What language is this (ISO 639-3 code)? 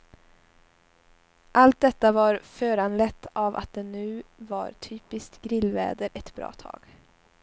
swe